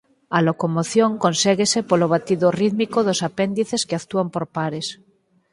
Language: Galician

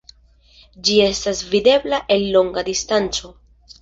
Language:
Esperanto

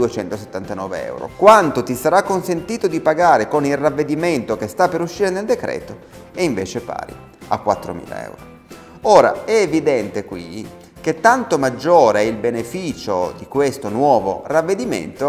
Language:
Italian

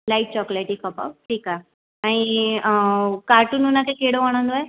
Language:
Sindhi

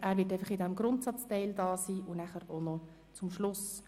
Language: Swiss German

